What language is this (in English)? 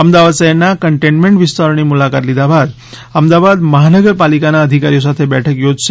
Gujarati